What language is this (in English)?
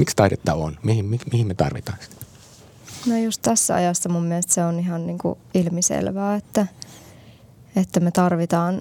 Finnish